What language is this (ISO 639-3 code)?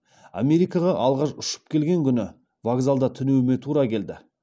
kaz